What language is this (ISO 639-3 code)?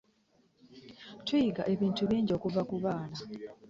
lug